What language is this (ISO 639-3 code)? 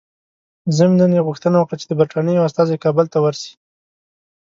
pus